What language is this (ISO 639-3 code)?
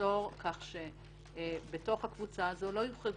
heb